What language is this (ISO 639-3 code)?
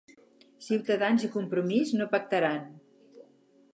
cat